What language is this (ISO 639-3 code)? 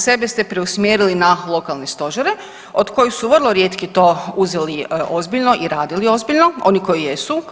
hrv